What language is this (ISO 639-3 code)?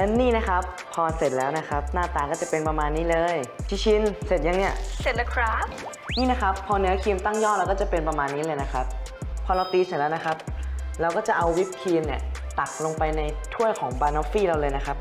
tha